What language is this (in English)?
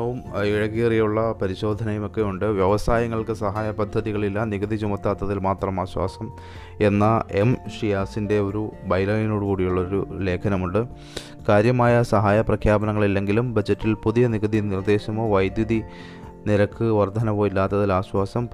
Malayalam